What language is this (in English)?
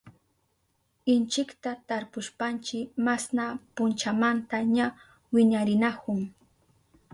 Southern Pastaza Quechua